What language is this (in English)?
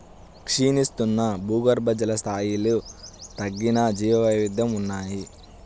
Telugu